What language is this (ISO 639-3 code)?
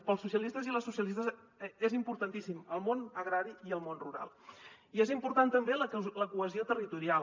cat